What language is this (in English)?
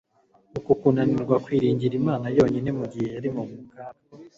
Kinyarwanda